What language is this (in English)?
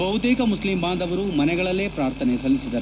Kannada